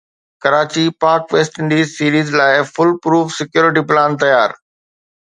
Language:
Sindhi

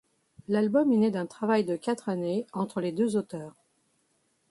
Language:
French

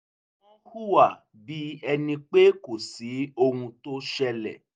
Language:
Yoruba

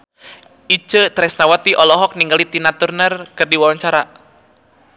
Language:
Sundanese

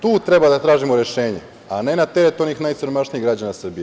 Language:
Serbian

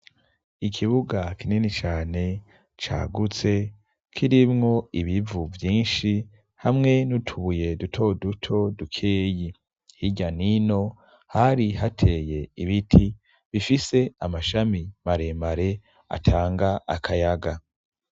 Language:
Rundi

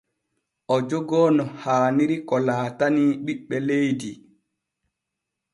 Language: Borgu Fulfulde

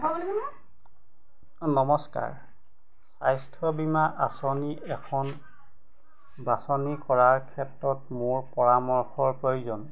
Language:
Assamese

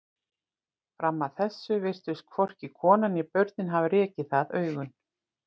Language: Icelandic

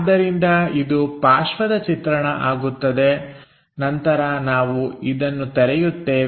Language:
Kannada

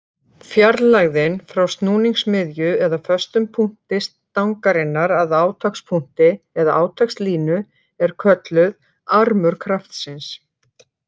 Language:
Icelandic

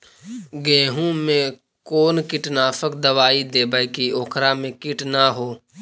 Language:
Magahi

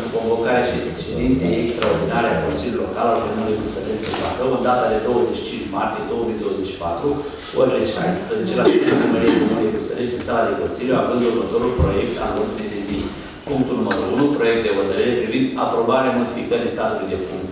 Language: Romanian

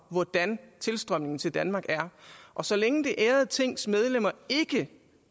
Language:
Danish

